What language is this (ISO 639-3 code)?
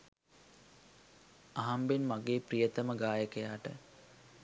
sin